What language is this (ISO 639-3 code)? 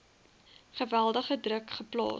afr